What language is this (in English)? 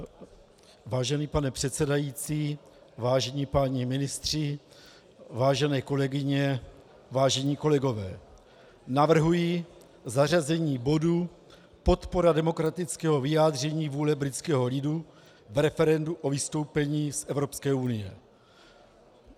Czech